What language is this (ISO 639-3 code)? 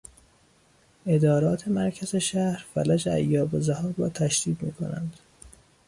fas